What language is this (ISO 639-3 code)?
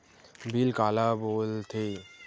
hne